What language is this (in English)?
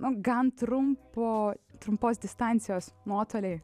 Lithuanian